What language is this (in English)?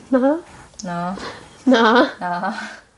Welsh